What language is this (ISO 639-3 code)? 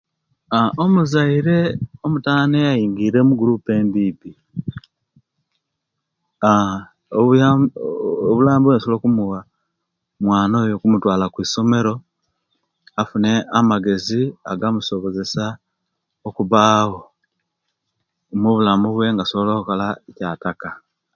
lke